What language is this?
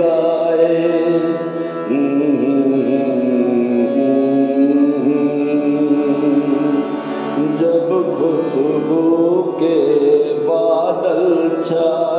Punjabi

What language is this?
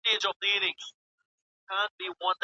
Pashto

